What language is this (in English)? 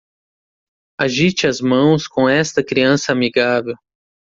Portuguese